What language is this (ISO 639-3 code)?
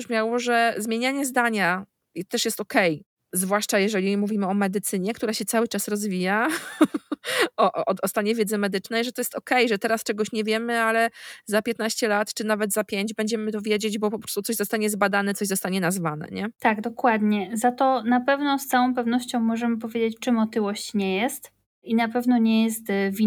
pol